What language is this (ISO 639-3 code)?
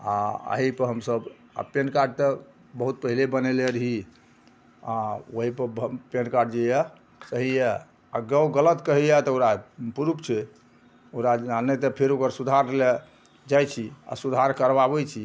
mai